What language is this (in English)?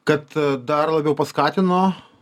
Lithuanian